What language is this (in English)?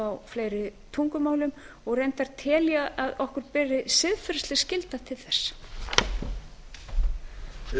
Icelandic